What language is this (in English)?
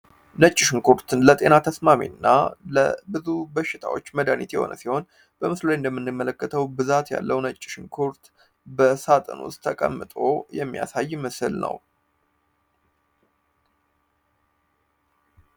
Amharic